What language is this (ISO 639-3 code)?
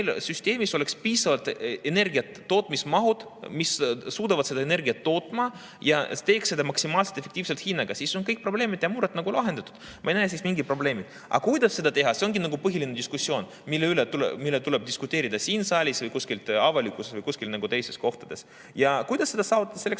est